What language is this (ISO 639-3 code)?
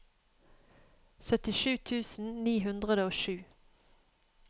nor